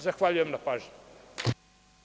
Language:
Serbian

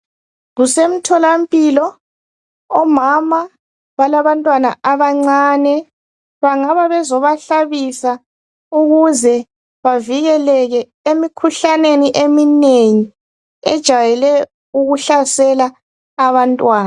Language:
North Ndebele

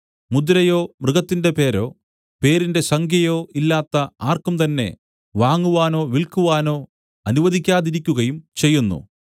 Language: Malayalam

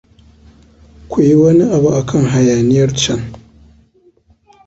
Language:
Hausa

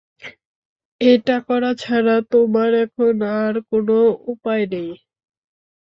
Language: Bangla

